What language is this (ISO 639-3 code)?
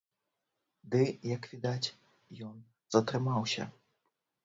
bel